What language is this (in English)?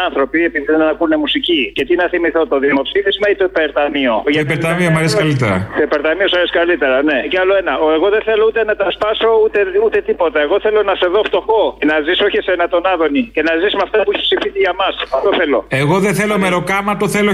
Greek